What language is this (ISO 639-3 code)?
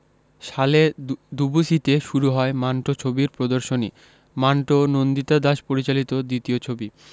ben